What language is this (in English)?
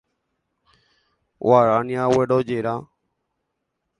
Guarani